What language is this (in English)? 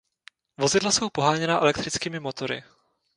Czech